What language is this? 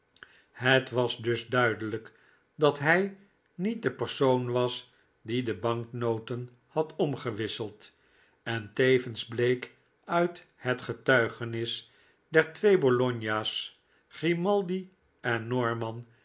Dutch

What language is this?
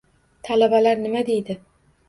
Uzbek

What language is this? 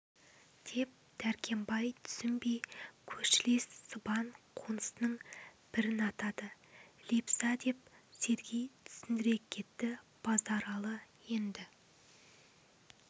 Kazakh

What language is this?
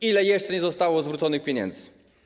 Polish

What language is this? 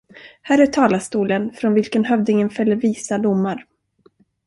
Swedish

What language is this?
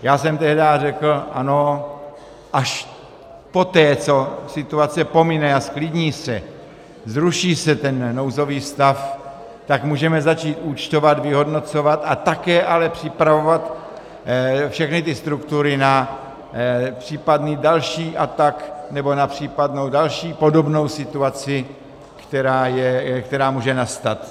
Czech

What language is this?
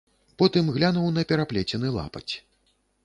Belarusian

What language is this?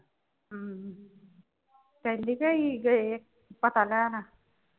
Punjabi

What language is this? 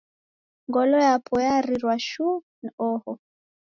Taita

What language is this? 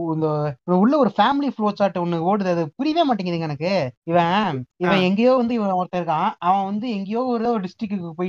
Tamil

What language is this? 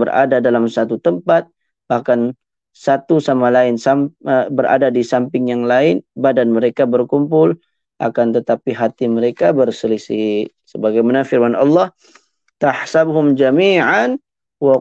Malay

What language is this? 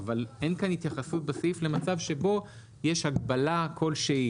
Hebrew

